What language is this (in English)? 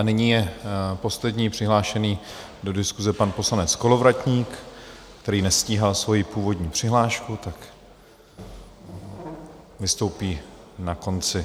Czech